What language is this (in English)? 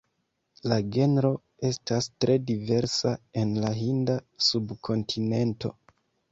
Esperanto